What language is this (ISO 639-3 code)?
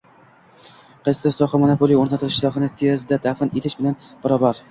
uzb